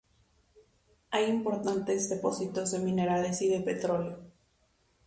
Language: Spanish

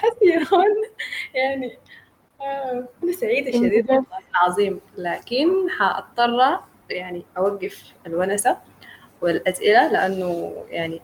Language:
Arabic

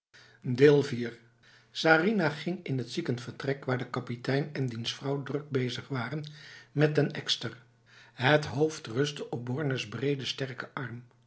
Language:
Dutch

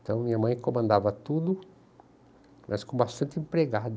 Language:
Portuguese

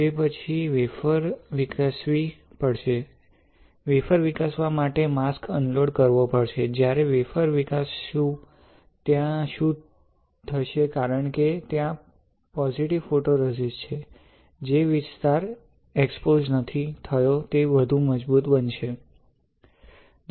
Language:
Gujarati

